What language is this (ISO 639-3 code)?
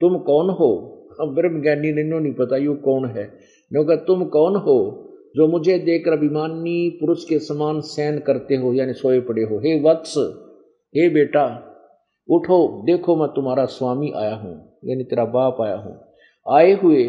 hin